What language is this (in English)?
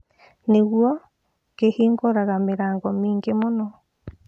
Kikuyu